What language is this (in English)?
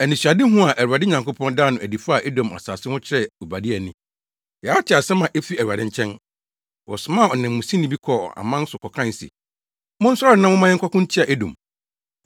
Akan